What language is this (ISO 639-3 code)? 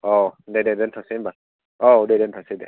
brx